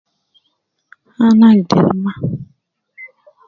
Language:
Nubi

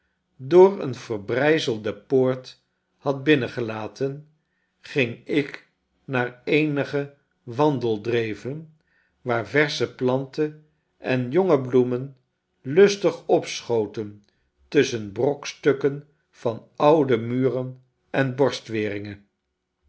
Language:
Dutch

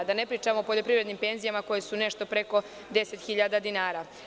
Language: Serbian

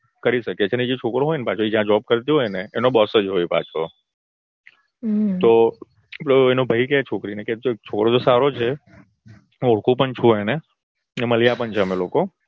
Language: Gujarati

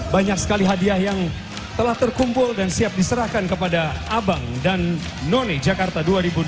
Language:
Indonesian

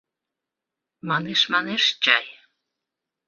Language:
Mari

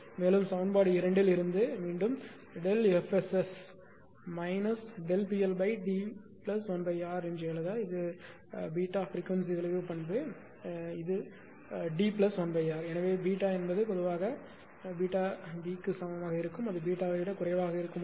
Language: Tamil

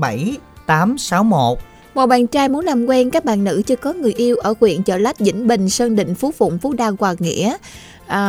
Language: Vietnamese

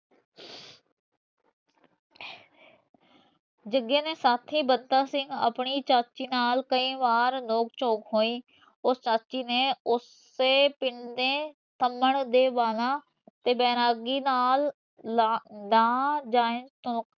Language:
Punjabi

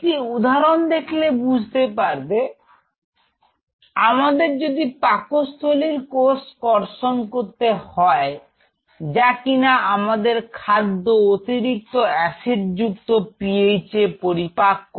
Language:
Bangla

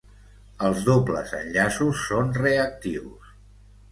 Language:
Catalan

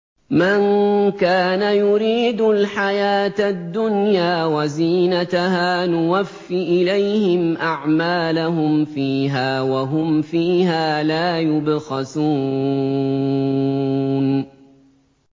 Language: Arabic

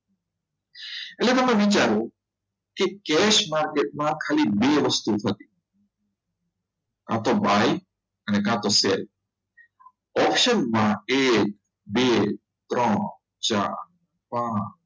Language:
Gujarati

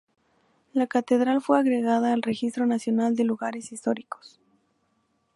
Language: Spanish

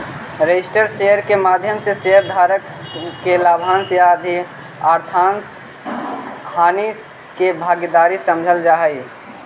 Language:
Magahi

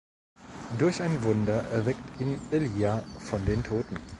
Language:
German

